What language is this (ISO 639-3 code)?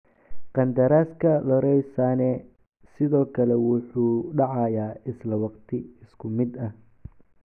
som